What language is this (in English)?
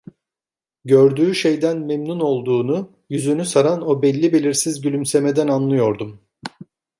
Turkish